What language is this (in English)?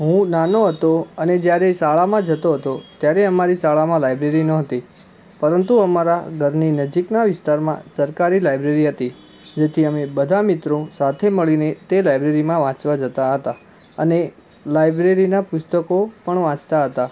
Gujarati